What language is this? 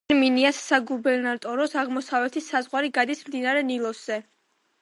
Georgian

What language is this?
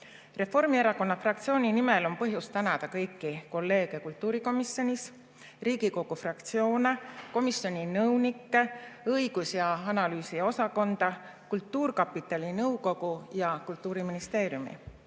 Estonian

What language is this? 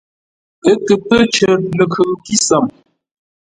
Ngombale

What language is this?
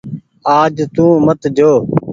Goaria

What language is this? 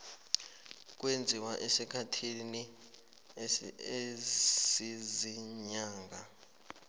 South Ndebele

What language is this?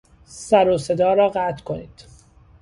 Persian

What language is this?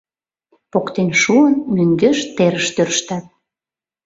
Mari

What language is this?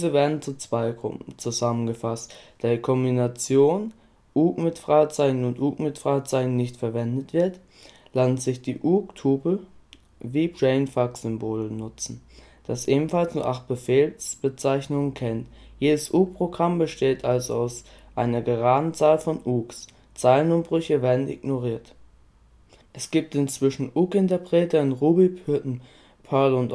German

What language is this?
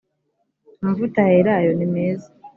Kinyarwanda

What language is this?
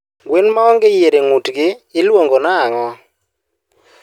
Luo (Kenya and Tanzania)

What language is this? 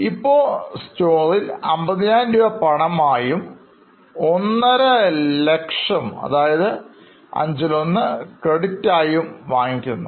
Malayalam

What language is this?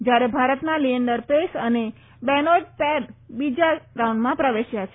Gujarati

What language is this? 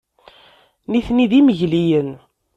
Kabyle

